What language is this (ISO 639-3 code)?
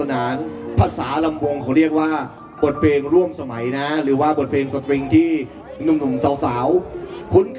tha